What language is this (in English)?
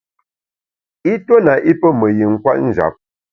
Bamun